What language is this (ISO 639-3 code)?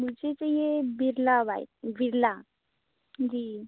hin